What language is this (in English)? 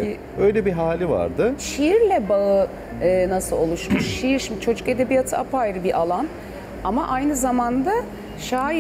Turkish